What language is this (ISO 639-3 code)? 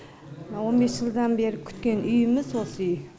kaz